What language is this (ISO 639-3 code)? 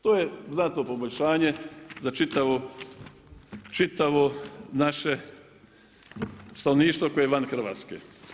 hrv